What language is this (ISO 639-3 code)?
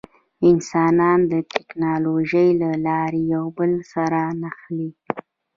pus